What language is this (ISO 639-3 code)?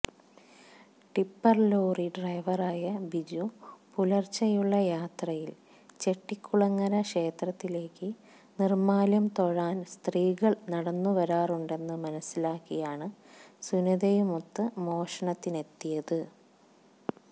mal